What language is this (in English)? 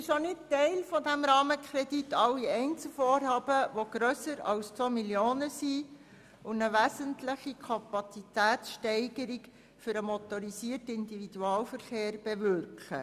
Swiss German